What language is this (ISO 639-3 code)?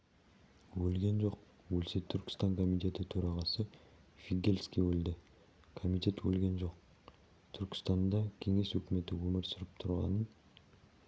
kaz